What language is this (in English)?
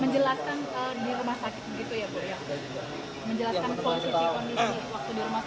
Indonesian